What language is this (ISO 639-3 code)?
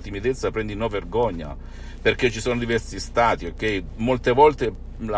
ita